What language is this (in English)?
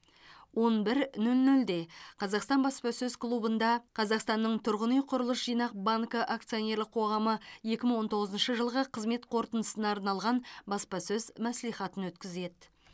Kazakh